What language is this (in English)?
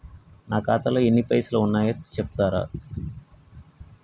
Telugu